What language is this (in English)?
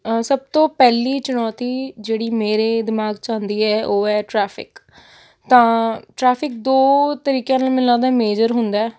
Punjabi